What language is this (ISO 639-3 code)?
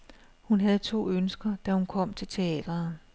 dan